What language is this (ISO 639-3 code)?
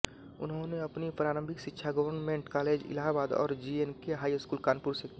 hin